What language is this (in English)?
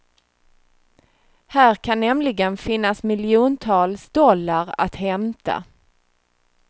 Swedish